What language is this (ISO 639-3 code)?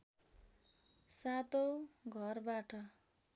nep